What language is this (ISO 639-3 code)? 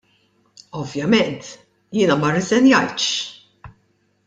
mlt